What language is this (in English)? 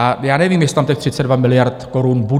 Czech